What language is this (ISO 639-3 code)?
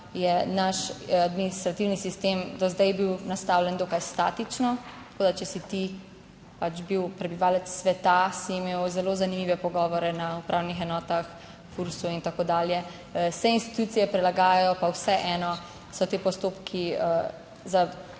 slv